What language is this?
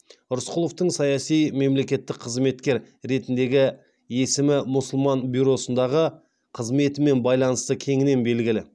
Kazakh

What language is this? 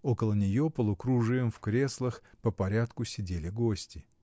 Russian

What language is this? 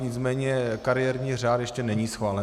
Czech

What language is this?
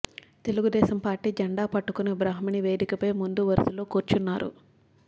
Telugu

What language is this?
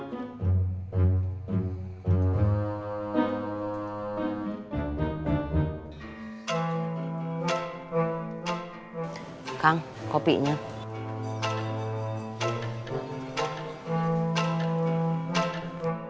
Indonesian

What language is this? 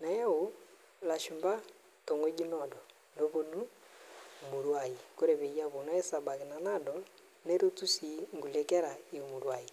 Masai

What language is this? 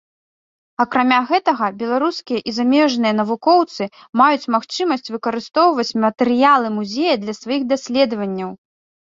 Belarusian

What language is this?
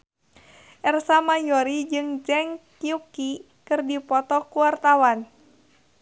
Sundanese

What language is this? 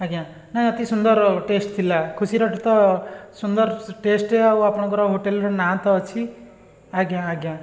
Odia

